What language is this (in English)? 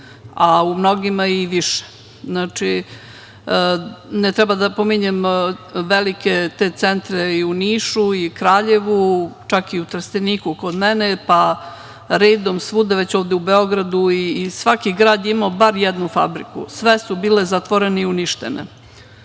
Serbian